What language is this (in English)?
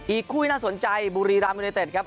Thai